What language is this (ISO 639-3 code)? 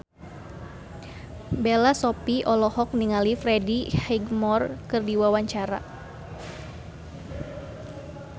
sun